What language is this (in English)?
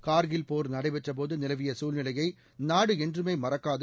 Tamil